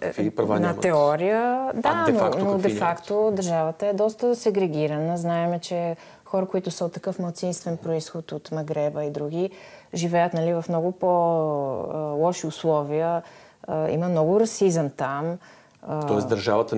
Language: Bulgarian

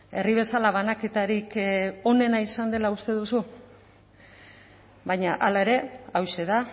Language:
Basque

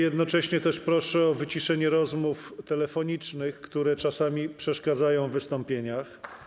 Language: Polish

